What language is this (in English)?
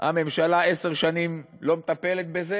Hebrew